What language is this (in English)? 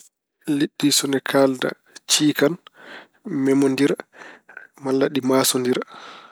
Fula